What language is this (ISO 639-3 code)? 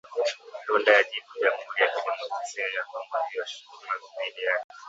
swa